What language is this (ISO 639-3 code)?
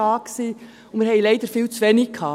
gsw